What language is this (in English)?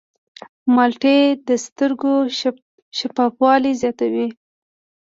Pashto